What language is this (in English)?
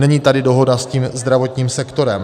Czech